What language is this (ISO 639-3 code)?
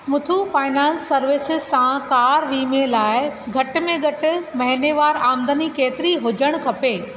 snd